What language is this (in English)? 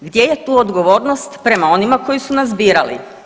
Croatian